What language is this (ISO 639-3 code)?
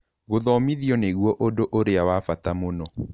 kik